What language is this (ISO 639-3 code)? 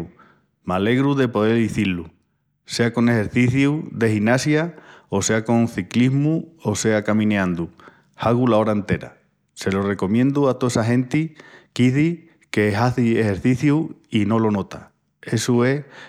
ext